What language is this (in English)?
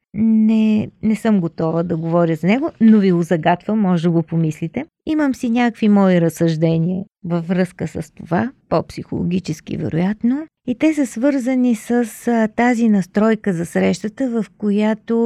Bulgarian